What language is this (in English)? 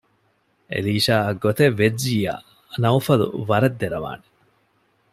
Divehi